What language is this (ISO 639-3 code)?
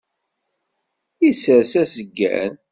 kab